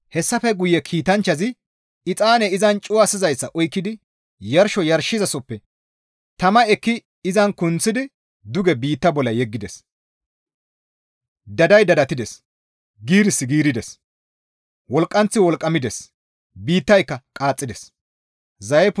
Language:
Gamo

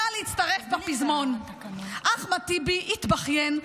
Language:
Hebrew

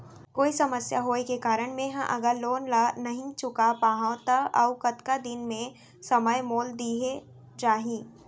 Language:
Chhattisgarhi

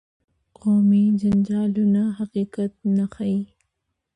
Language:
Pashto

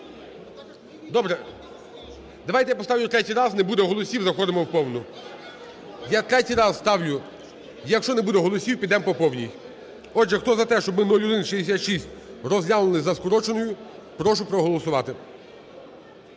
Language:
Ukrainian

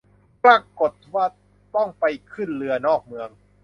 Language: Thai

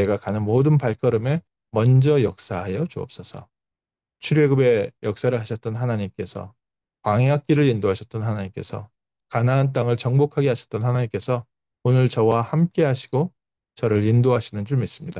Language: Korean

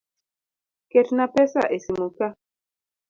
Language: Luo (Kenya and Tanzania)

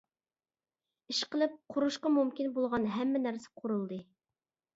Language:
Uyghur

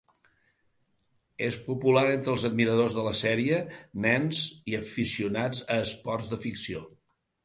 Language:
Catalan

